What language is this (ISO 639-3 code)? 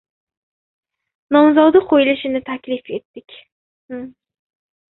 uzb